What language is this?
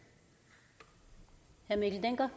Danish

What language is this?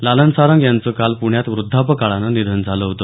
Marathi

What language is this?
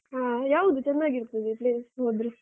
Kannada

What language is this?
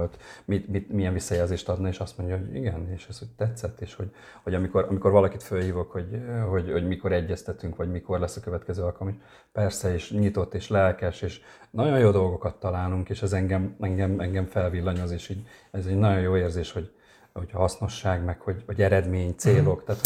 Hungarian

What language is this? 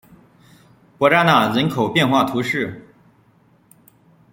Chinese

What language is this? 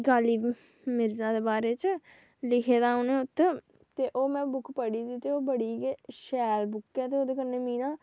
Dogri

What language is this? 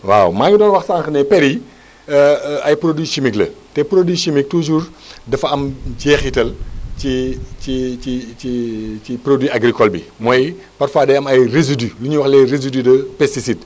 Wolof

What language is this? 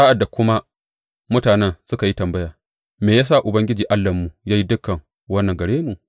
Hausa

